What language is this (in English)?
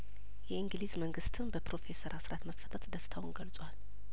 Amharic